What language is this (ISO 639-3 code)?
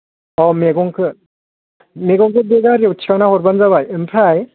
brx